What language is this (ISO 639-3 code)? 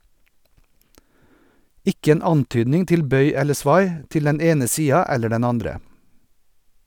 nor